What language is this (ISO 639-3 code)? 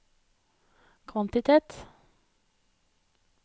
nor